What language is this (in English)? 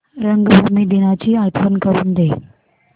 Marathi